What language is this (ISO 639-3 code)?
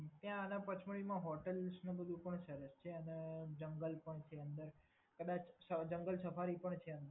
guj